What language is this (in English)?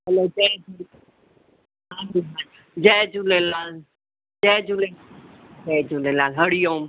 Sindhi